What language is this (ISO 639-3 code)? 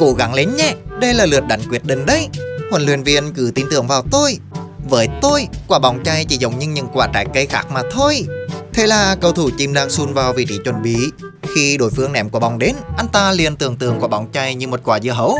vie